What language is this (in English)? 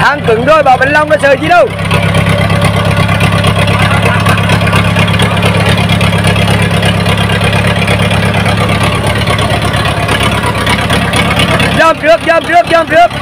Vietnamese